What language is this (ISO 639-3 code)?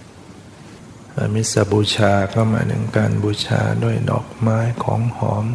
tha